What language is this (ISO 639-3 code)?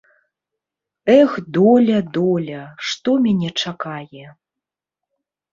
bel